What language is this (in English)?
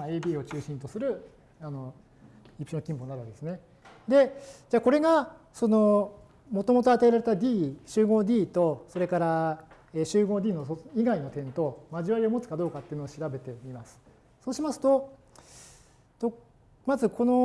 Japanese